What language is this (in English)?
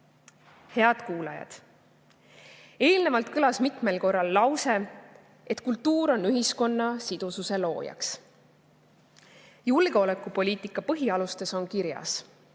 Estonian